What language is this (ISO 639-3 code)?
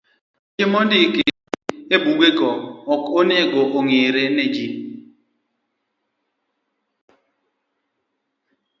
luo